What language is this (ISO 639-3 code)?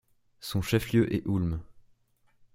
fra